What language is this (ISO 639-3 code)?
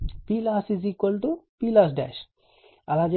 tel